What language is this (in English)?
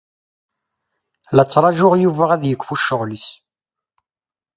Kabyle